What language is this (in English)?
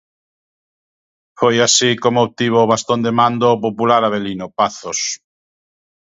Galician